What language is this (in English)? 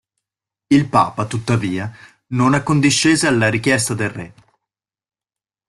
Italian